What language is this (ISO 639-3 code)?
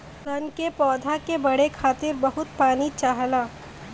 bho